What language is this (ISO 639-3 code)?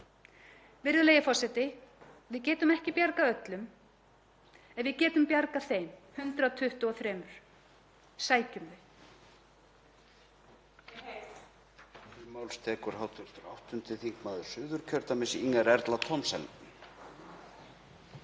isl